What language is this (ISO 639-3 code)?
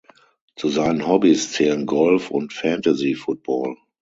deu